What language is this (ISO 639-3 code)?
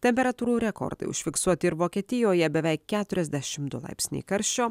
lit